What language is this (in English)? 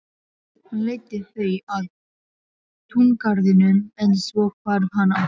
Icelandic